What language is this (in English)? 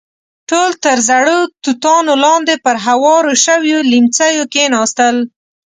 Pashto